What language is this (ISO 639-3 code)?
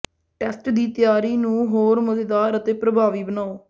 pan